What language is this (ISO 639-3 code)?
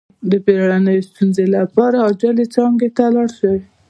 pus